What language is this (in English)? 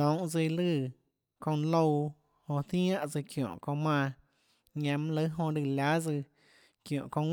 Tlacoatzintepec Chinantec